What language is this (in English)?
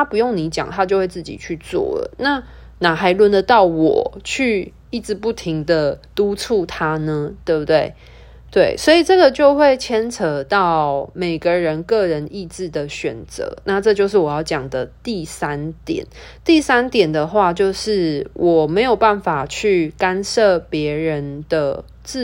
Chinese